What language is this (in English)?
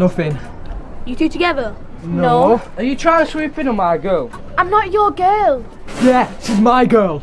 English